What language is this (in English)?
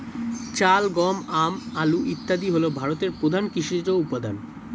Bangla